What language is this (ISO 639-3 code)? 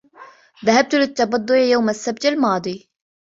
ara